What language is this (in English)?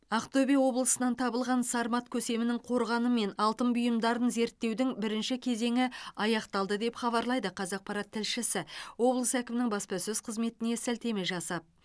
Kazakh